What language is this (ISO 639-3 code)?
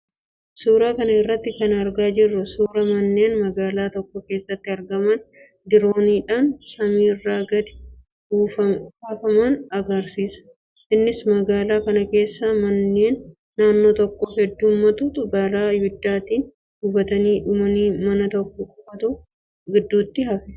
orm